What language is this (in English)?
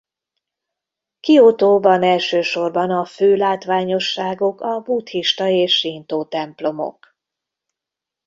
Hungarian